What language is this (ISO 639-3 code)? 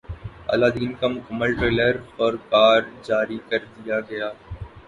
urd